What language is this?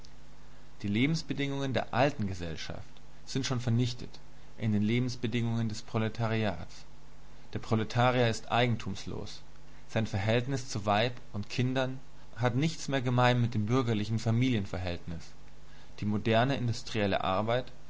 German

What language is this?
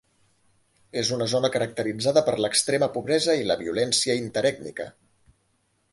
Catalan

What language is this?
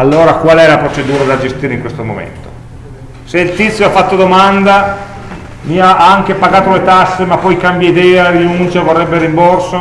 Italian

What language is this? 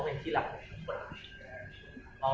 Thai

